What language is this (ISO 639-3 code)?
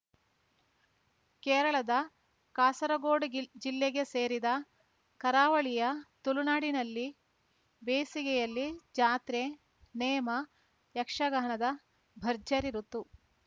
kan